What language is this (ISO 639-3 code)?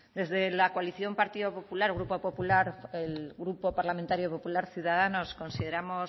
spa